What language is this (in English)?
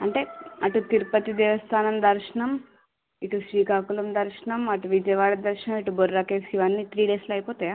Telugu